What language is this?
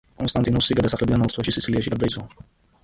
Georgian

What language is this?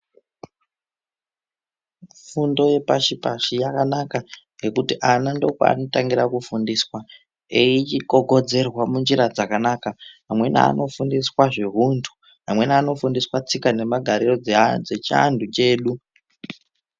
Ndau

